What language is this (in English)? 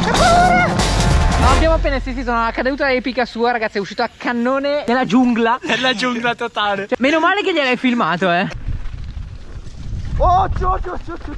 Italian